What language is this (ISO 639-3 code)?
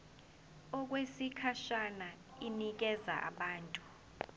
zul